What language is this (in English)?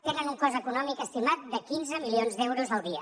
Catalan